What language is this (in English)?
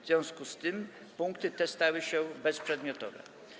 Polish